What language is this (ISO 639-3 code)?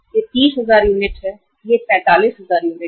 hin